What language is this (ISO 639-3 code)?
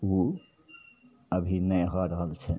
mai